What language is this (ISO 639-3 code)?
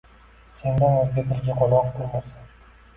uzb